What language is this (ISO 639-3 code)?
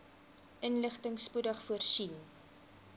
afr